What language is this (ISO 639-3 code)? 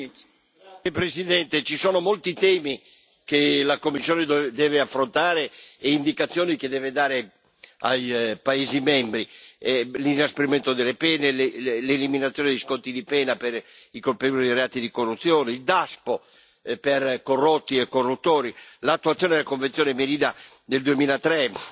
ita